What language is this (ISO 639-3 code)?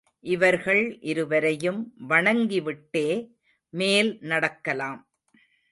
tam